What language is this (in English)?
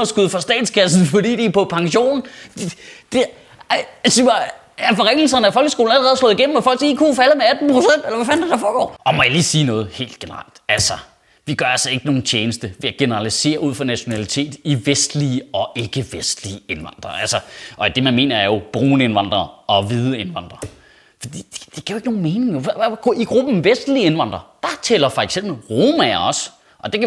Danish